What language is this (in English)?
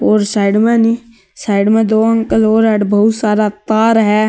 Marwari